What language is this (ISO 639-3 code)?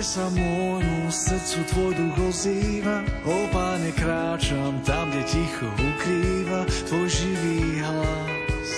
slk